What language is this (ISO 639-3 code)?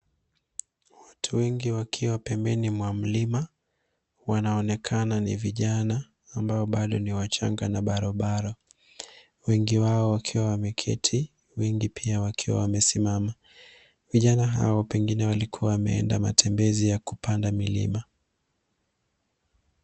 swa